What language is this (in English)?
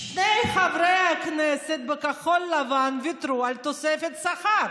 Hebrew